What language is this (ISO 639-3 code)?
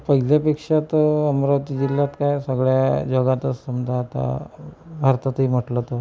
mar